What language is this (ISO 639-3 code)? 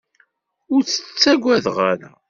kab